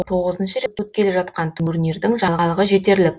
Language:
Kazakh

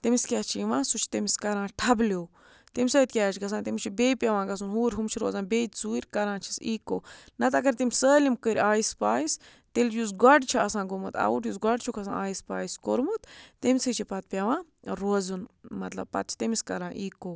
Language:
Kashmiri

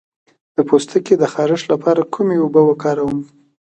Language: Pashto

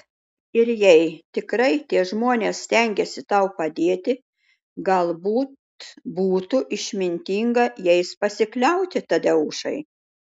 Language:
Lithuanian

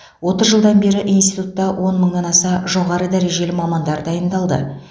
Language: Kazakh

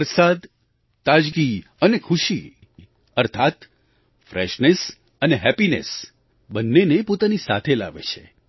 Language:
Gujarati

